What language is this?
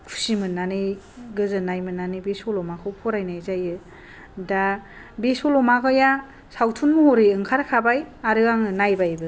Bodo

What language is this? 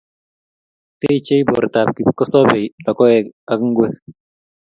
Kalenjin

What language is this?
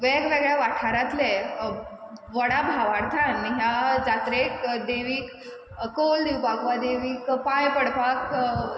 Konkani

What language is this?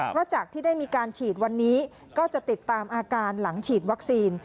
Thai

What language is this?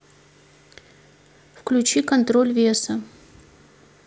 Russian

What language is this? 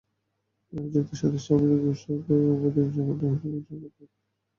Bangla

